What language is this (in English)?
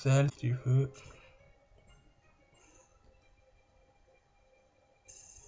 French